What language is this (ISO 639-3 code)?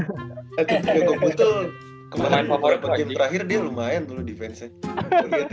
ind